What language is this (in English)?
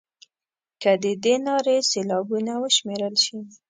Pashto